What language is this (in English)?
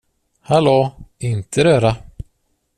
Swedish